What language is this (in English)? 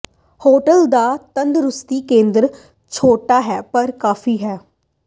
Punjabi